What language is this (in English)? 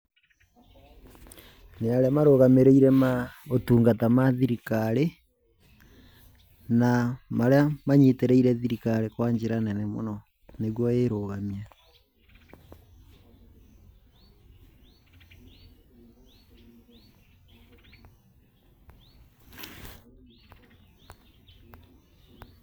Kikuyu